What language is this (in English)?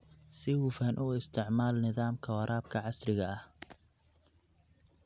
Somali